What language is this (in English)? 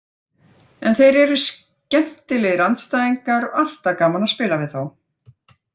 Icelandic